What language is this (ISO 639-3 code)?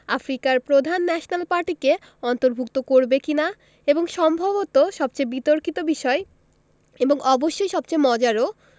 ben